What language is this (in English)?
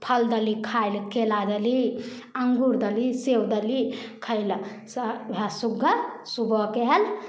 Maithili